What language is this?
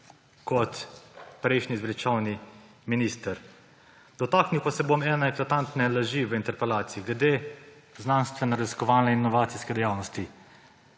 Slovenian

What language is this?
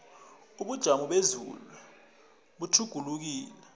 South Ndebele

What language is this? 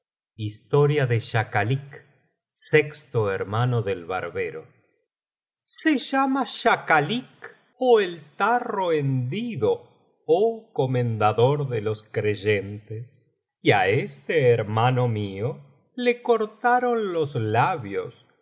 Spanish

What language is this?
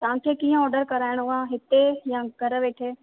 Sindhi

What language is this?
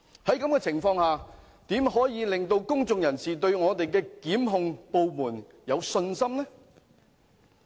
Cantonese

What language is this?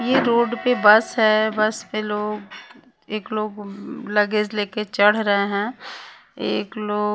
Hindi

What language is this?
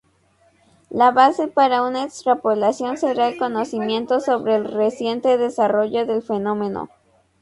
Spanish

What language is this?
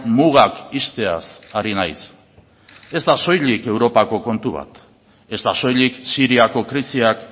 Basque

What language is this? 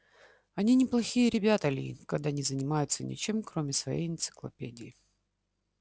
Russian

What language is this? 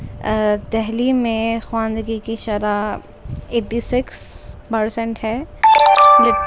Urdu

